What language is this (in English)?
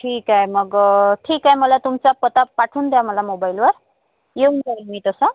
Marathi